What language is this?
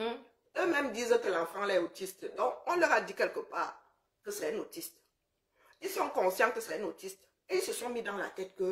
French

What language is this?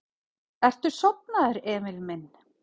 Icelandic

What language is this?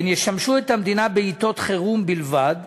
Hebrew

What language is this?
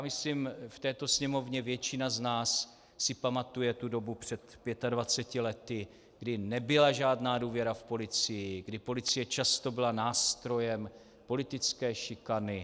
Czech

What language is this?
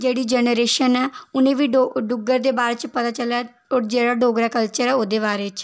Dogri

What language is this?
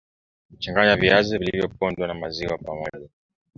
Swahili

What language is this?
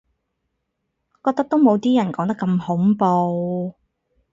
Cantonese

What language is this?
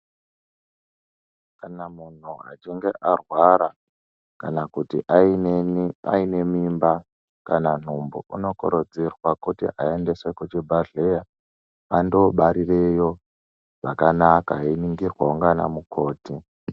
Ndau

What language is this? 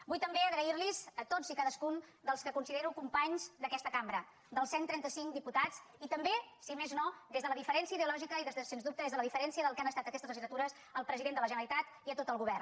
Catalan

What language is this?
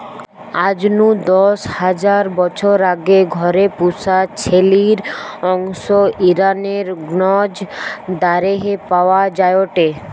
Bangla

